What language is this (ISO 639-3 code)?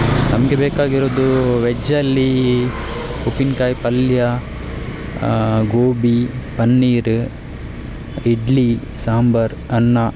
kan